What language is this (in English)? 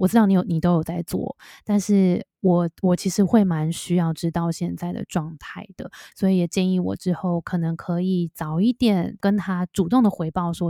Chinese